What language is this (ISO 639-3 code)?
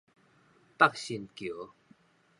nan